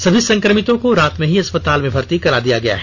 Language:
Hindi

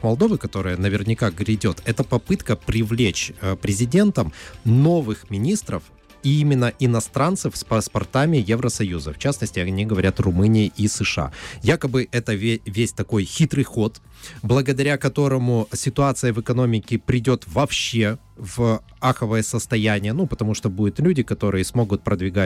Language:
Russian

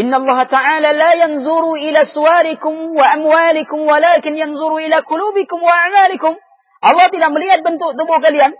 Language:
Malay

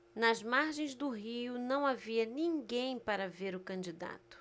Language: Portuguese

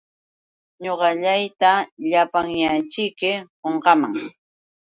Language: Yauyos Quechua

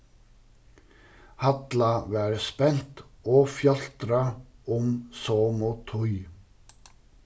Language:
Faroese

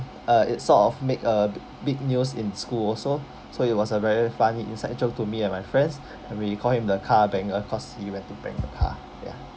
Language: English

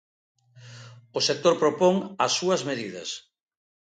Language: Galician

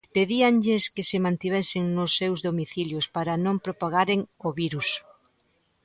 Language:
Galician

